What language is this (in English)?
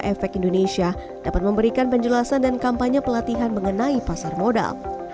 Indonesian